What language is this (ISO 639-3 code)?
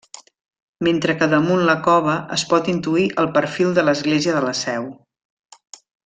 cat